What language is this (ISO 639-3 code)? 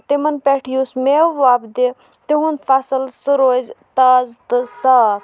kas